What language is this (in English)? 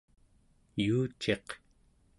Central Yupik